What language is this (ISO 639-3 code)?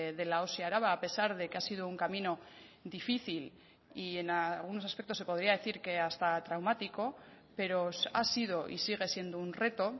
spa